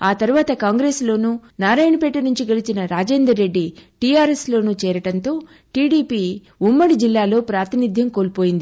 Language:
Telugu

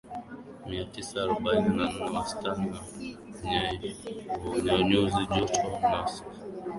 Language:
Swahili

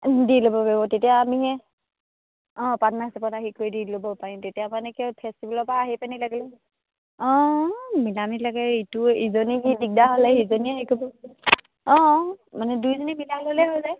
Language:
Assamese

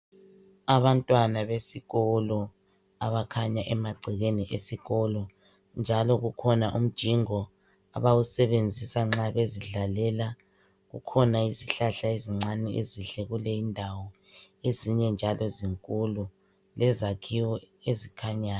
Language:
North Ndebele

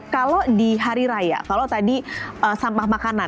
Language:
Indonesian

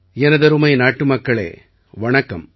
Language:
Tamil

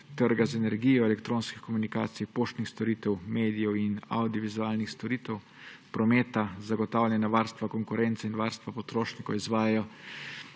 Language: Slovenian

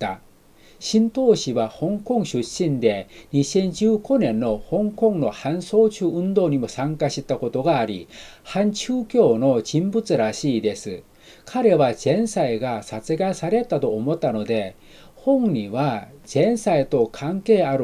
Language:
Japanese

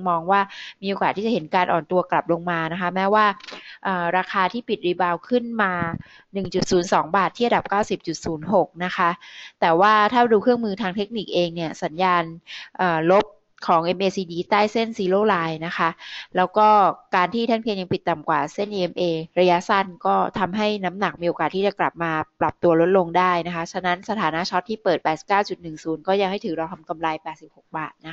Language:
Thai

